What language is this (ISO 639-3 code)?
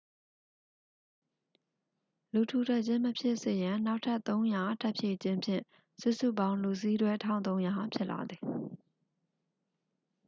mya